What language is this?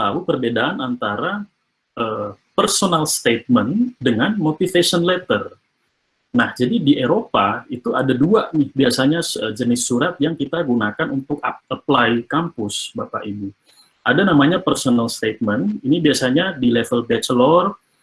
Indonesian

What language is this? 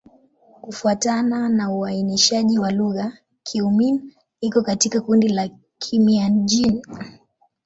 Swahili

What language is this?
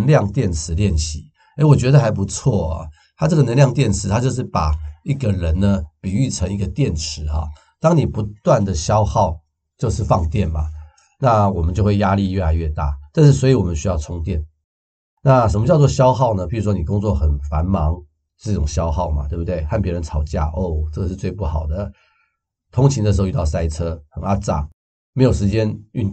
Chinese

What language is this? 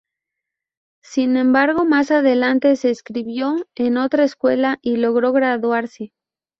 Spanish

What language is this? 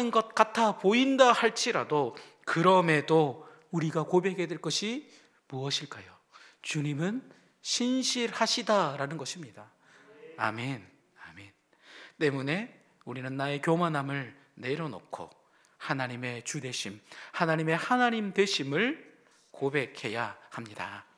Korean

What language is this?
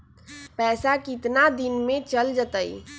Magahi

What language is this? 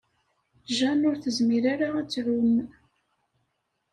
Kabyle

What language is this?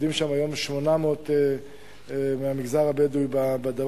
Hebrew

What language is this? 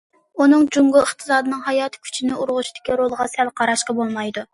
Uyghur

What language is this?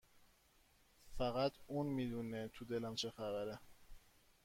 Persian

